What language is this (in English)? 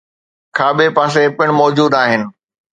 Sindhi